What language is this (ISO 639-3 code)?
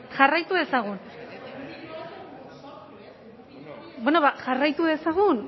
eus